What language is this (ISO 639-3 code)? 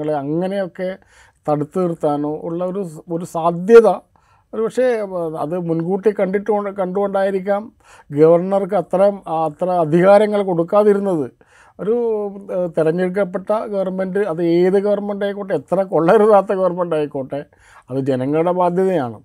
mal